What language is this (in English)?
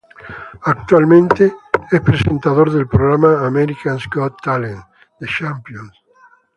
Spanish